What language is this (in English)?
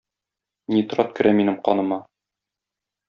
Tatar